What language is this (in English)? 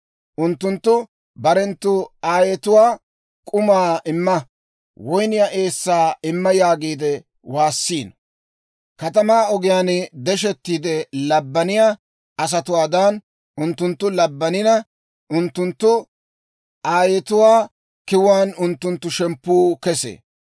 Dawro